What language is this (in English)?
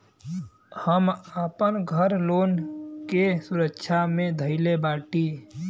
Bhojpuri